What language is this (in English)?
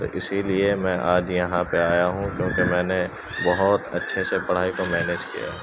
Urdu